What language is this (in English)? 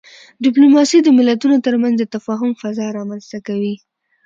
Pashto